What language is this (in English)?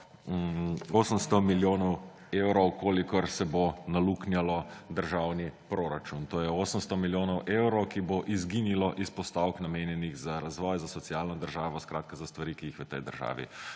Slovenian